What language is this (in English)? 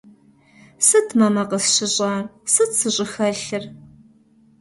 Kabardian